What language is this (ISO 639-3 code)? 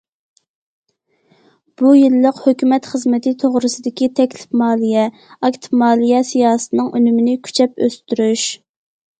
uig